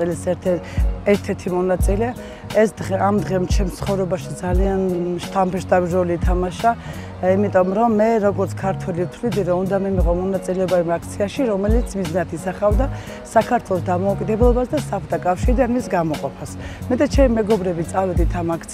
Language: Russian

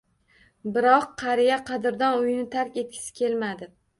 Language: Uzbek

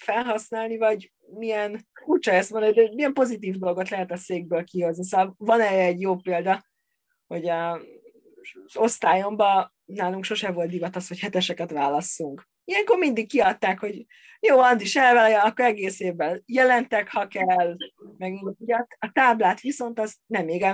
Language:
Hungarian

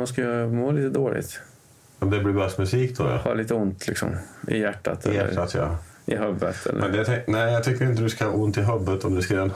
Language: Swedish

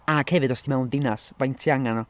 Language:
Welsh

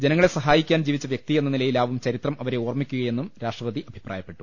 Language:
Malayalam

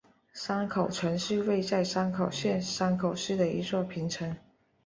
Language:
Chinese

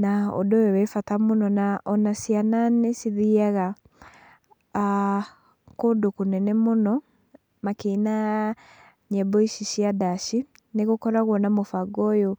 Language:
Kikuyu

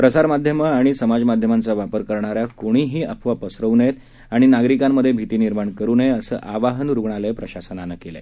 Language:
Marathi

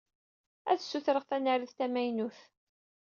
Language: Kabyle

